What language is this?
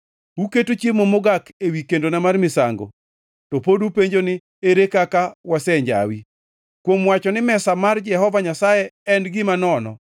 Luo (Kenya and Tanzania)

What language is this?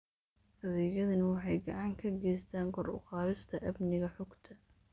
Somali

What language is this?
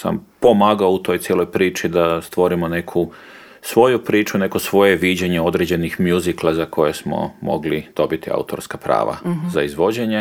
Croatian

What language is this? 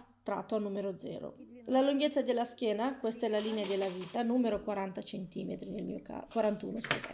Italian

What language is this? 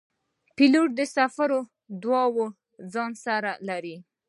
Pashto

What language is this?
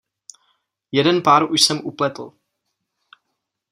Czech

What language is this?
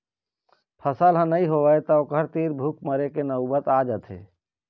Chhattisgarhi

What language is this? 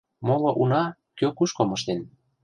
Mari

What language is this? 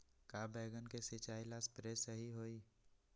Magahi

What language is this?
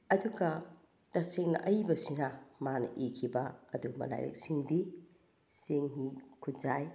Manipuri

